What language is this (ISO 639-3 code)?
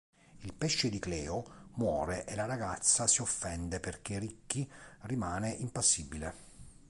ita